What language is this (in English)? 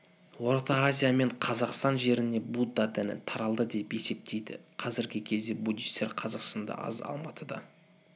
Kazakh